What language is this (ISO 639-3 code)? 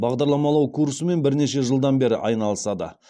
kaz